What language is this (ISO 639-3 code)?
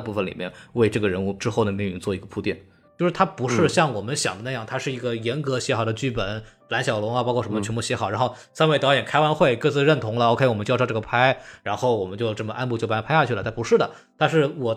zho